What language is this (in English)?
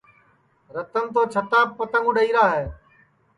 Sansi